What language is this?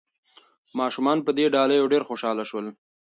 Pashto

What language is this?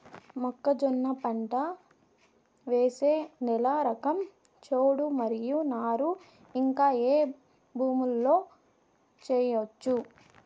Telugu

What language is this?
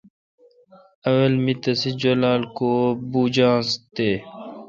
Kalkoti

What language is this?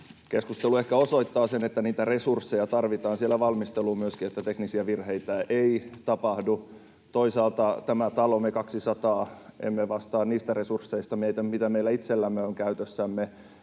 Finnish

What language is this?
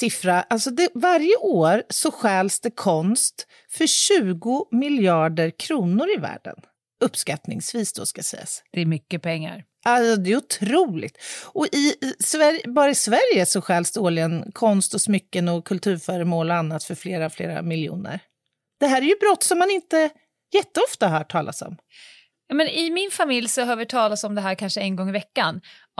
Swedish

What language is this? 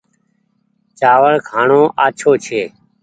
Goaria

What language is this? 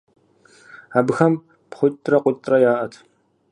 Kabardian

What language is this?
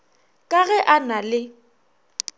Northern Sotho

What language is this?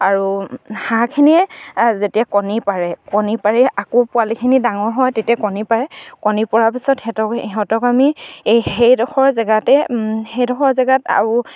Assamese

